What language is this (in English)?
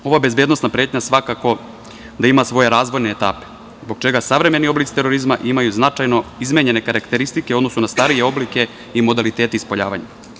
Serbian